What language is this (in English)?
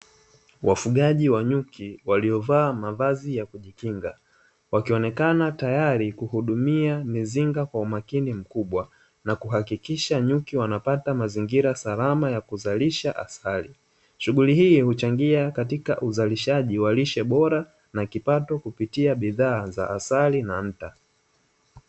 Swahili